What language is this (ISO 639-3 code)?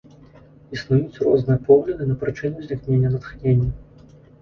bel